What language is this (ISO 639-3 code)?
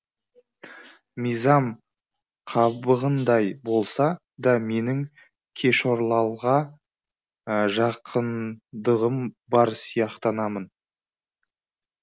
kaz